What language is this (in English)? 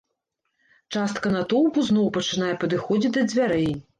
Belarusian